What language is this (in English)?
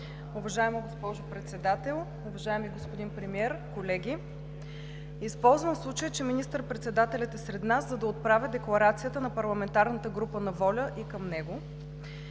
Bulgarian